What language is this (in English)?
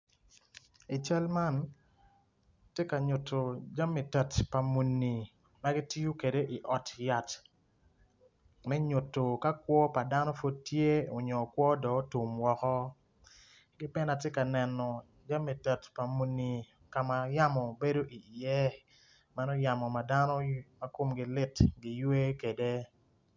Acoli